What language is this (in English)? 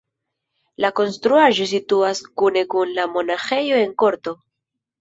Esperanto